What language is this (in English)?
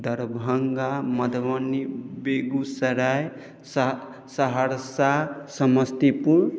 Maithili